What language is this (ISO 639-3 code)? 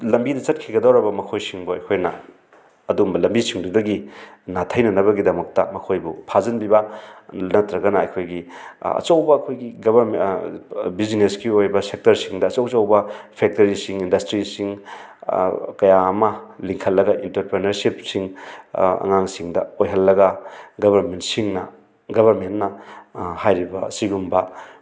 mni